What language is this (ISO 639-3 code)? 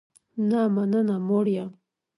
pus